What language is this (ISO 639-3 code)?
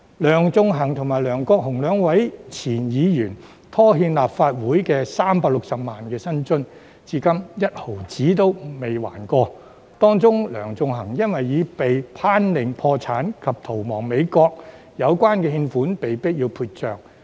yue